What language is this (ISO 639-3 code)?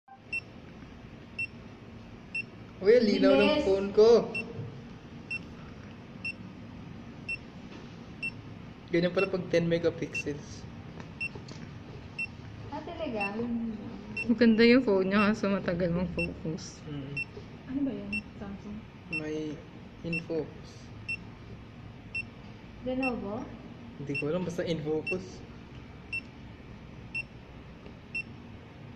fil